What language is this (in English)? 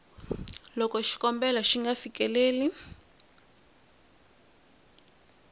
Tsonga